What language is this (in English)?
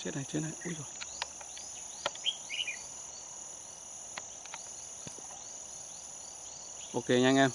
Vietnamese